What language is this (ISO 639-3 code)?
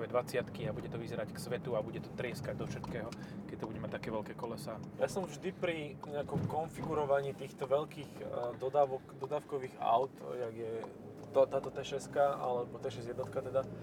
slk